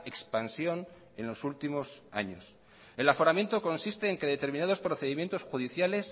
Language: Spanish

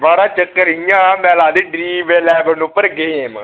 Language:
Dogri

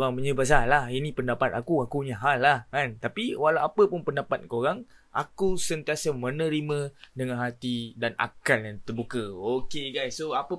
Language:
Malay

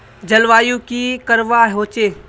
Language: Magahi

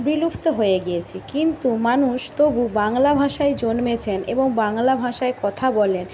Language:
Bangla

